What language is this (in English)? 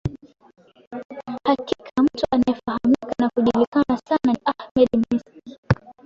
Swahili